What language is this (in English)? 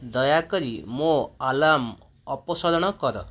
Odia